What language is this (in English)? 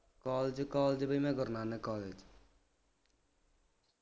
Punjabi